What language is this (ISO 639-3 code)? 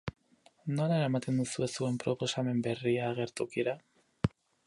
eus